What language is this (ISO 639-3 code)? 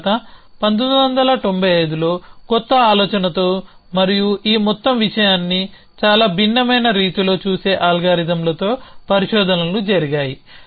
tel